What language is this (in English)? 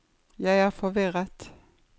Norwegian